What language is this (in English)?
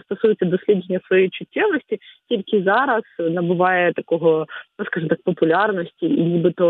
Ukrainian